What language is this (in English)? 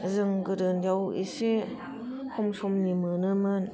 Bodo